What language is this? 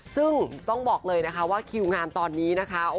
Thai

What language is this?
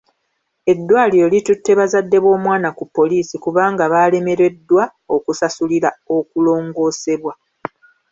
Ganda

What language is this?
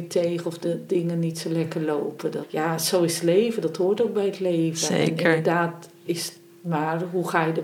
Dutch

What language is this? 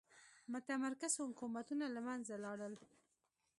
Pashto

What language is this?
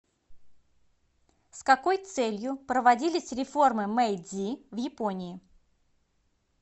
Russian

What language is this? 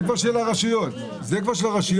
Hebrew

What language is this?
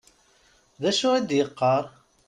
Kabyle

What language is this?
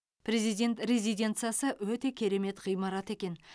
Kazakh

